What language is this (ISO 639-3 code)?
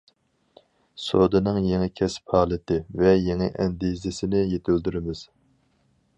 uig